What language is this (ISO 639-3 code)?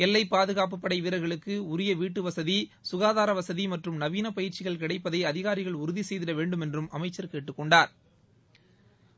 tam